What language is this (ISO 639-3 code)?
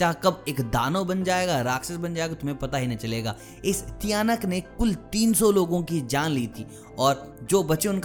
hin